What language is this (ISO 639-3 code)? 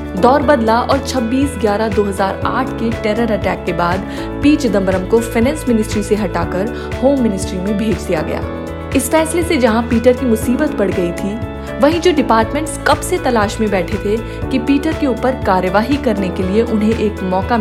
hin